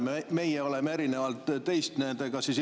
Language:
Estonian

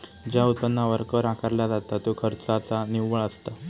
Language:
Marathi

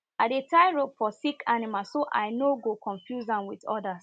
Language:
Nigerian Pidgin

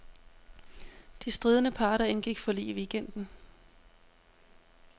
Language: Danish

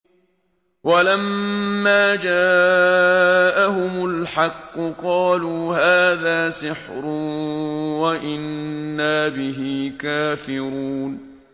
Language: Arabic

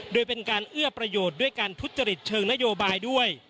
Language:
Thai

